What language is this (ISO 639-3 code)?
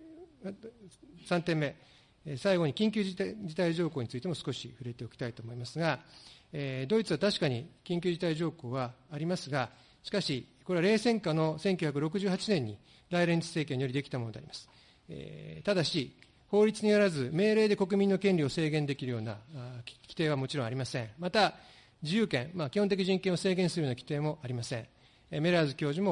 jpn